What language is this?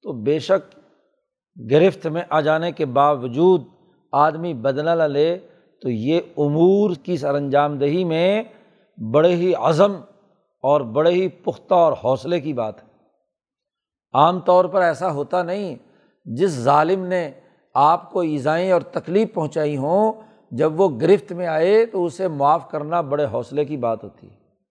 Urdu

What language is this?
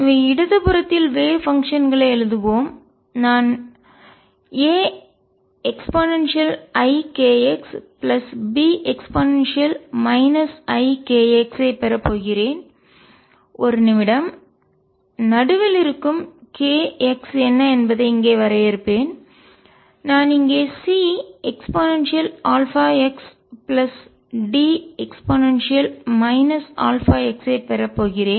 Tamil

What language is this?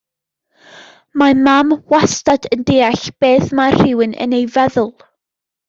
Welsh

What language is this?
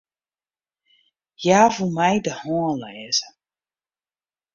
Western Frisian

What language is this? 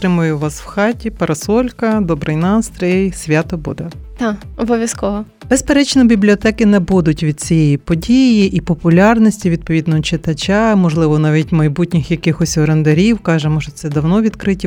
Ukrainian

